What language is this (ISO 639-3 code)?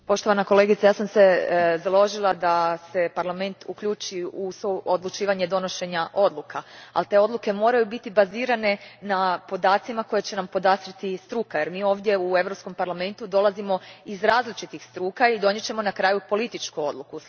hrv